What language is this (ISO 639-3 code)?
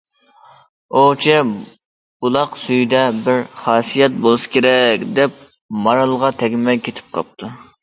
uig